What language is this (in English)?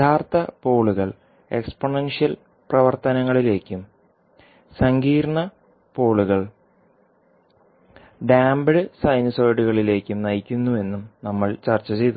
Malayalam